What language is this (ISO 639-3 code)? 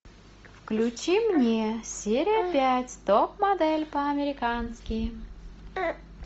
rus